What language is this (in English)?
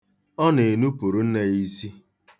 Igbo